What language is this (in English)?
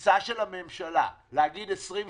Hebrew